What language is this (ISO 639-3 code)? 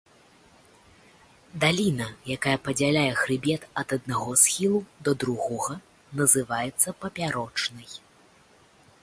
bel